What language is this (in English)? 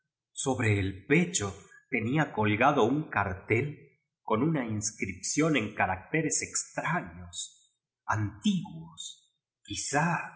Spanish